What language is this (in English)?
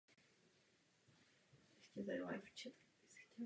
Czech